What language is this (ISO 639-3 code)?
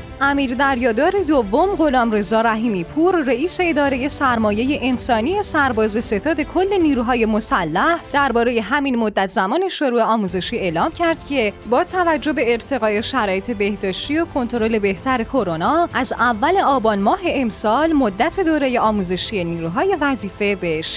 fas